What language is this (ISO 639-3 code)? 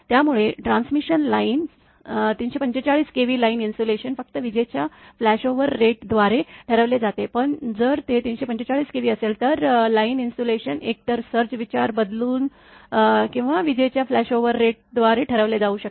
mar